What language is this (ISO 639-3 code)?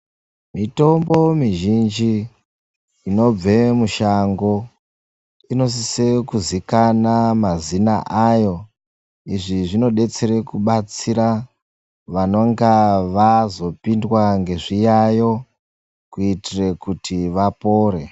ndc